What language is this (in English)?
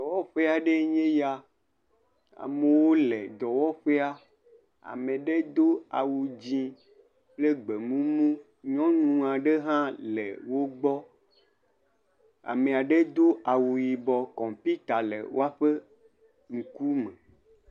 Ewe